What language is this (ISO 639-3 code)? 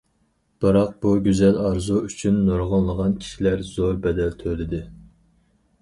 uig